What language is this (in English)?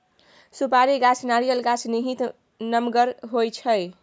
Maithili